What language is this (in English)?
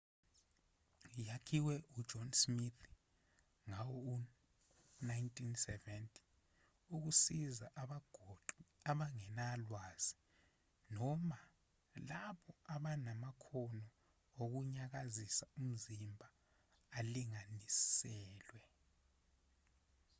Zulu